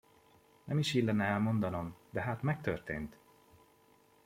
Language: Hungarian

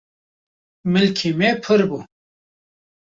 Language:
Kurdish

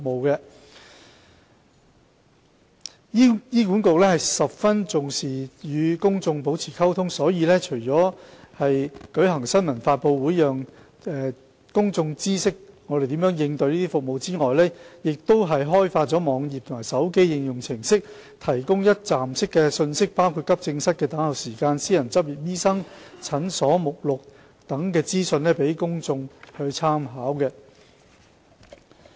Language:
Cantonese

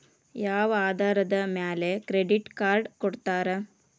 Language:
Kannada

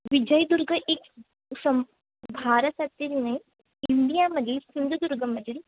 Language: Marathi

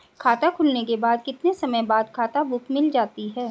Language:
Hindi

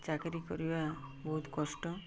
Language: Odia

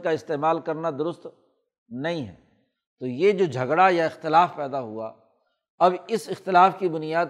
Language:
Urdu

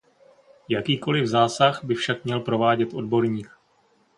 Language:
Czech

